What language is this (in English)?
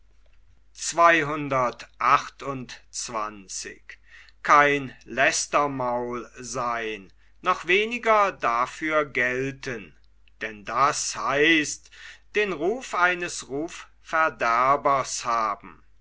German